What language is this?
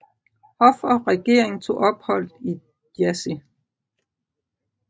Danish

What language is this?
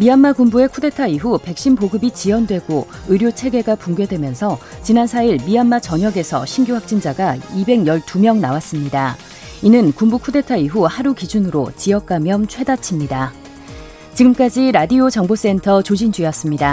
Korean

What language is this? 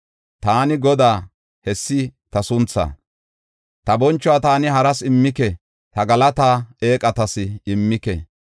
Gofa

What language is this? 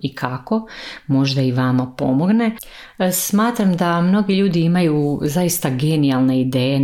Croatian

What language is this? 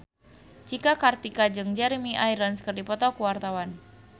Sundanese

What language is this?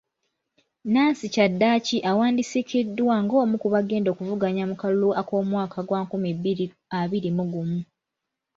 Ganda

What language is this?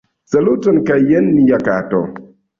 Esperanto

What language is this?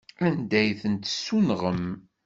Kabyle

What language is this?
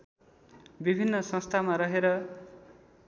Nepali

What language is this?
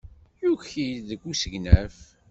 Kabyle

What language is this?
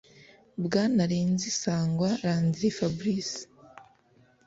Kinyarwanda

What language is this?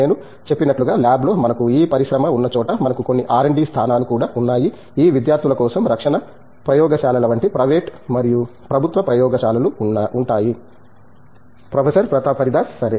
Telugu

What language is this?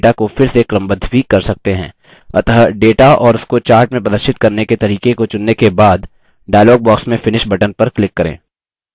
Hindi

